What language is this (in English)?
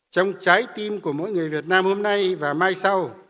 Vietnamese